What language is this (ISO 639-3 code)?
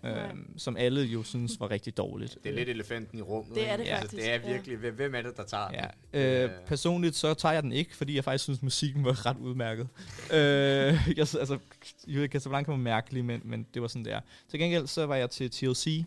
dan